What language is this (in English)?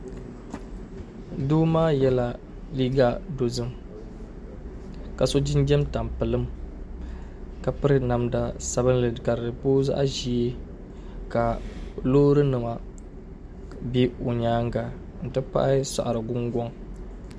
Dagbani